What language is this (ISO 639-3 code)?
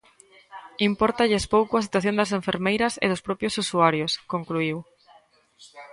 glg